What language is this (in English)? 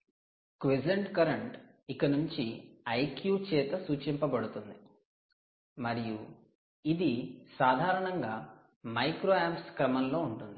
Telugu